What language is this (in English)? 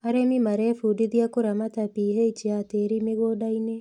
Kikuyu